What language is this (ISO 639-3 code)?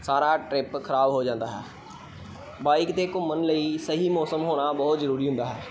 pan